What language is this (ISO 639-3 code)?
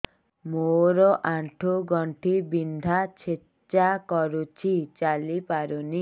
ori